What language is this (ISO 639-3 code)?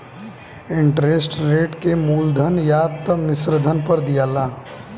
bho